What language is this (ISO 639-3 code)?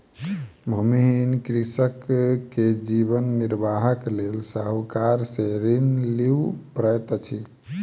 mai